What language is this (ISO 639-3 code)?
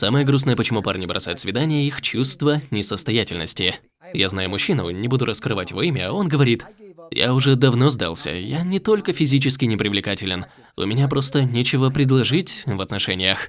rus